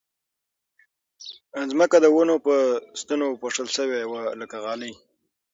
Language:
Pashto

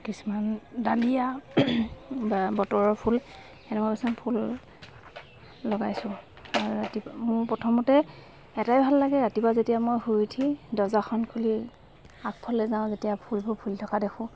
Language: Assamese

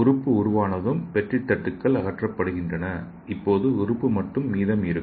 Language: Tamil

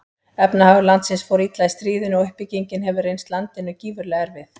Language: Icelandic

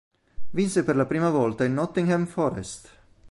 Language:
Italian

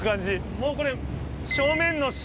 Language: Japanese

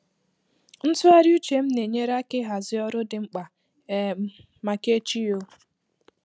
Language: Igbo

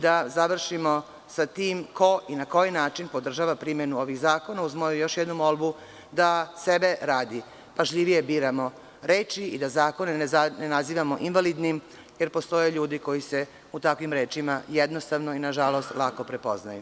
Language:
Serbian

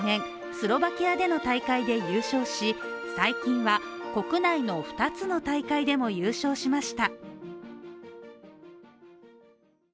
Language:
Japanese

